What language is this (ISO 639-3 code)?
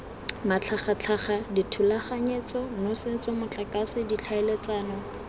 tsn